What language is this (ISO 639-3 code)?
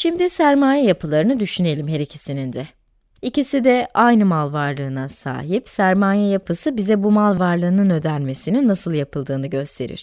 tur